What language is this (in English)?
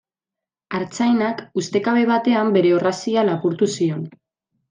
Basque